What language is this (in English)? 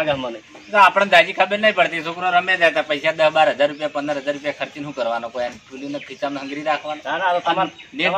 Gujarati